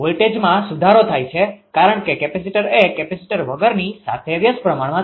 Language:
Gujarati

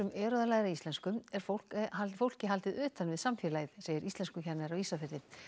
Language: Icelandic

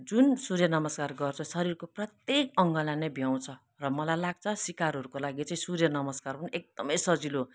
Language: Nepali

